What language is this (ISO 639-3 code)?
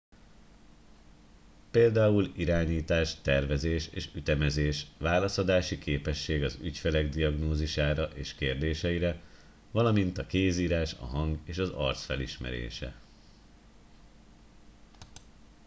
hun